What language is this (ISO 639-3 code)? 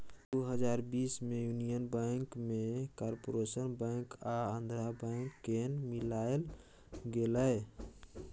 mai